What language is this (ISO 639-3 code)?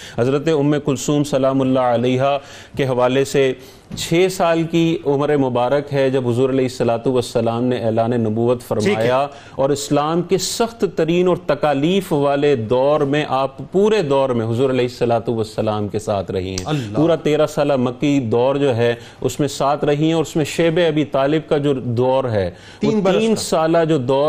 urd